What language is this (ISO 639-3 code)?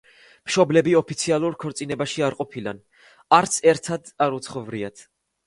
kat